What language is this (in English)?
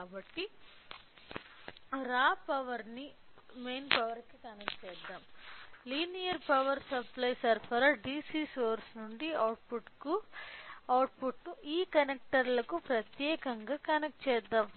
Telugu